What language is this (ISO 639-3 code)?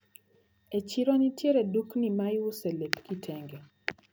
luo